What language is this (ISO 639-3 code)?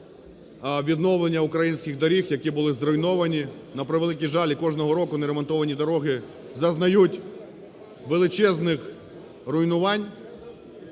ukr